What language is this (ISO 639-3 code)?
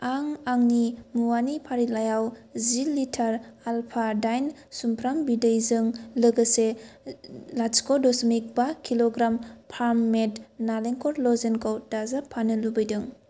brx